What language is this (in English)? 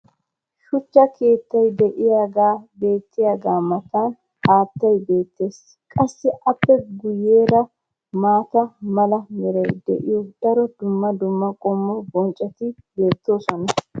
Wolaytta